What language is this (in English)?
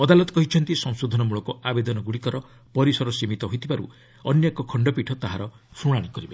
Odia